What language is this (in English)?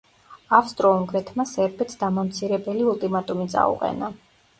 Georgian